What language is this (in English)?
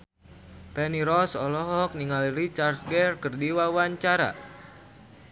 Sundanese